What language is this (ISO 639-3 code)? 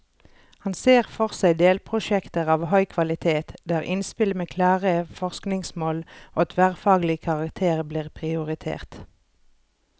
nor